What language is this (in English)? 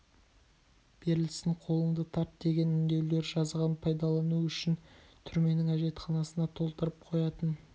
Kazakh